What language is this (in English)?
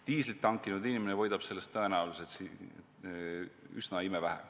Estonian